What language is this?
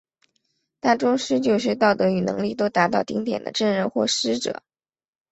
Chinese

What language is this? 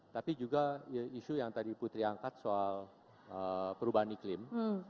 Indonesian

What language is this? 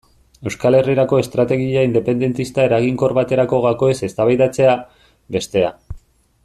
Basque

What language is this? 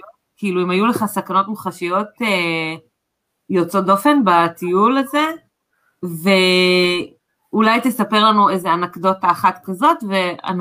Hebrew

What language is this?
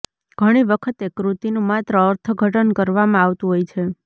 Gujarati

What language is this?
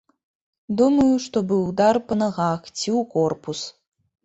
Belarusian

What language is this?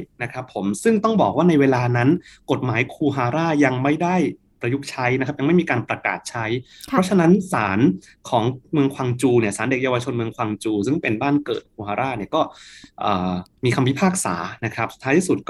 Thai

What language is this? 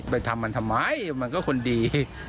Thai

